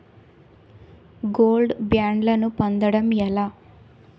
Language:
Telugu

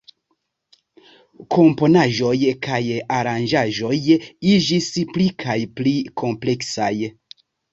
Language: Esperanto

